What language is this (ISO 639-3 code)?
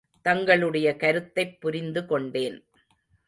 tam